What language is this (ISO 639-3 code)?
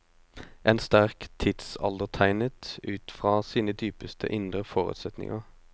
nor